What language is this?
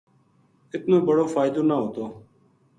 Gujari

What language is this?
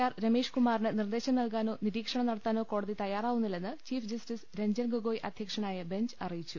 Malayalam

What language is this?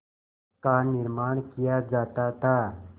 Hindi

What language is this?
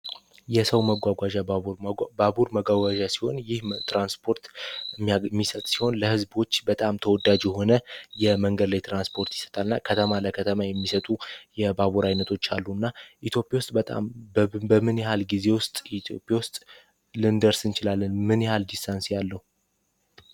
Amharic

